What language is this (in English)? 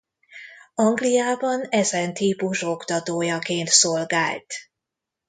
Hungarian